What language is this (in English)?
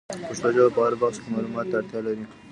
Pashto